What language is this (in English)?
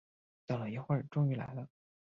Chinese